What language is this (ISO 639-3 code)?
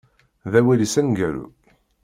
kab